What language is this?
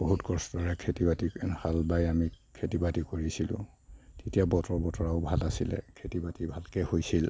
Assamese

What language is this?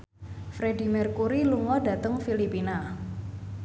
Javanese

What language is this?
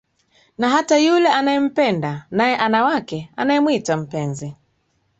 Swahili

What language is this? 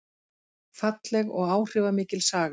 Icelandic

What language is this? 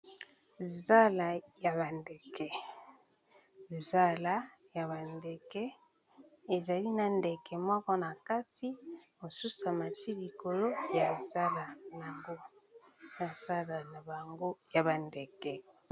Lingala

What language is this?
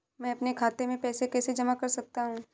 Hindi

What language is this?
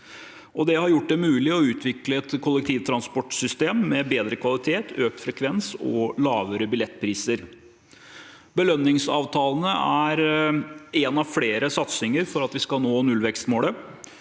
Norwegian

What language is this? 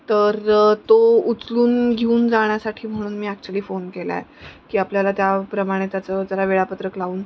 Marathi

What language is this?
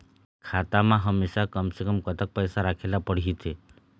Chhattisgarhi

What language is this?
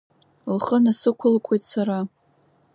Abkhazian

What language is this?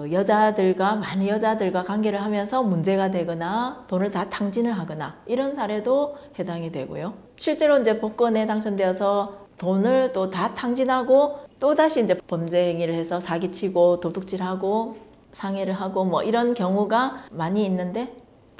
Korean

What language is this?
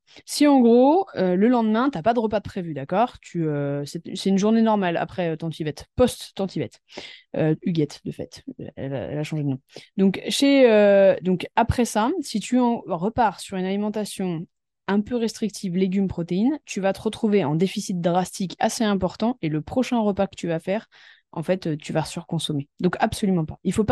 French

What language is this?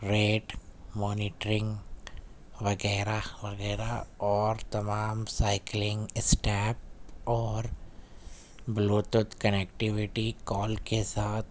Urdu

